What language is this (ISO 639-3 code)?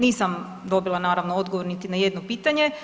hrv